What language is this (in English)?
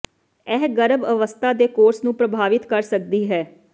Punjabi